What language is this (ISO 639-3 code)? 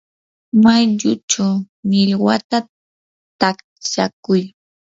qur